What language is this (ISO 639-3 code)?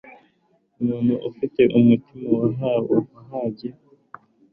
kin